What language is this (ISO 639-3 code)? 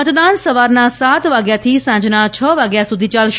guj